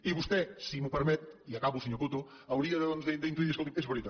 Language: Catalan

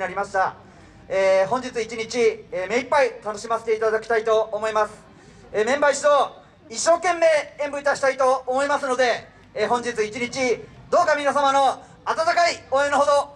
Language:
Japanese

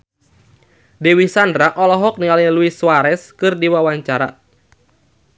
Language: Sundanese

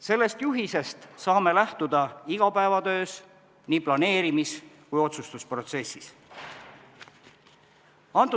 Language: Estonian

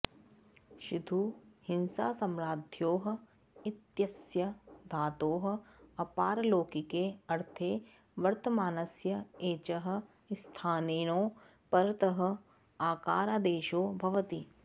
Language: Sanskrit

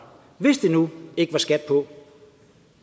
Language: Danish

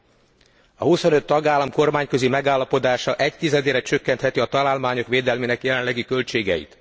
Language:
Hungarian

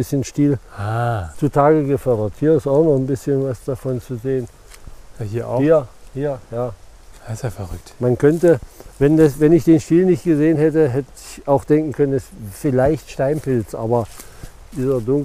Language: German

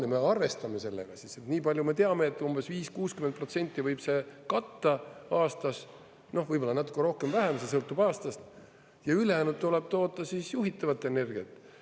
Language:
Estonian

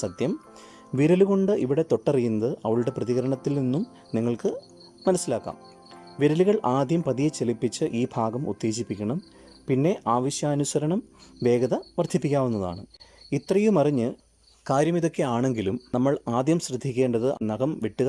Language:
Malayalam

